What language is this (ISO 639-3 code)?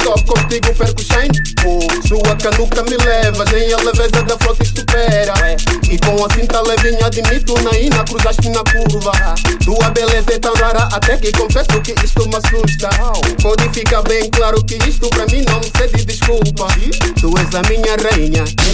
por